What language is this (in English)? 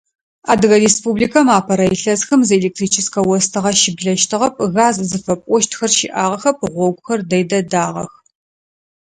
Adyghe